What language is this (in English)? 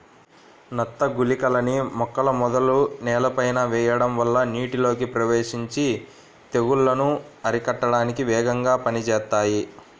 Telugu